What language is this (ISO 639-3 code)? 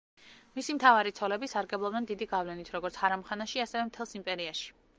kat